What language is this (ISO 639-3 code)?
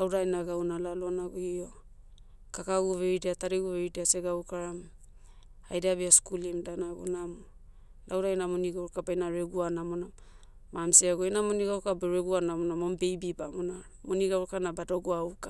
meu